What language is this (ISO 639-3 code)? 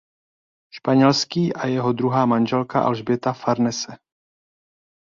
ces